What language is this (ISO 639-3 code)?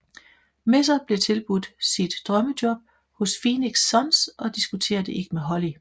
dan